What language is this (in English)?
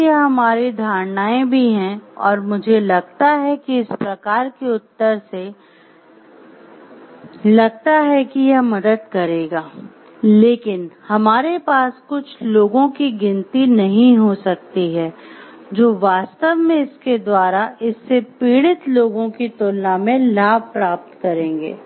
Hindi